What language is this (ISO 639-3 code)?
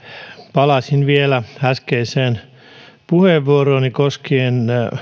fin